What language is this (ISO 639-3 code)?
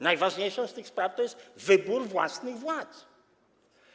pol